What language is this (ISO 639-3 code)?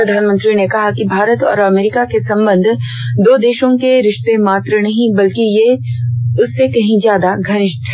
hin